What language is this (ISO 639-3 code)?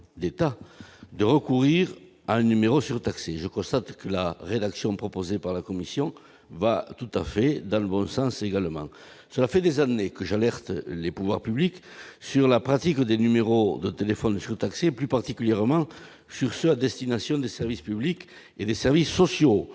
fra